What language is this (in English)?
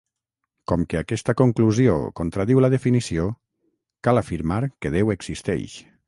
Catalan